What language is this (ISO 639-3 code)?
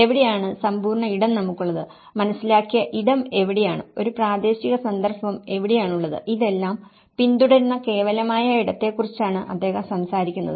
mal